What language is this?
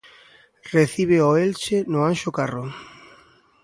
Galician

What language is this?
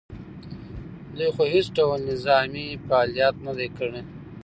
Pashto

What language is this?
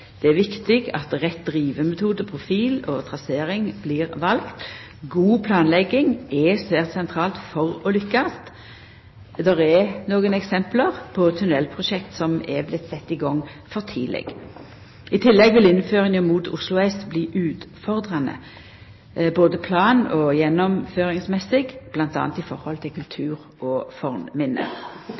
Norwegian Nynorsk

